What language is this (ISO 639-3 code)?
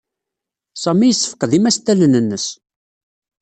kab